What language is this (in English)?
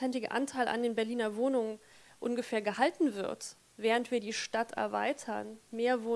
German